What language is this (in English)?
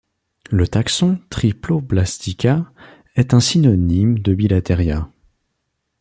French